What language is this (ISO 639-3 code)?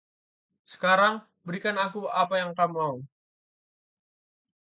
ind